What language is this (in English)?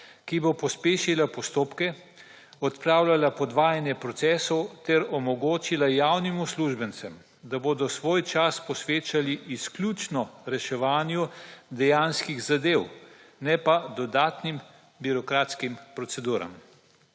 Slovenian